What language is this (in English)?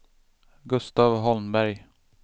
Swedish